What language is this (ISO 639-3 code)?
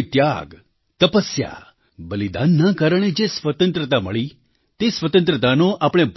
guj